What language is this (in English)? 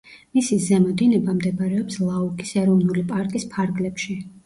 Georgian